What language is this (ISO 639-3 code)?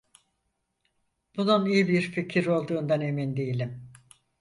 tur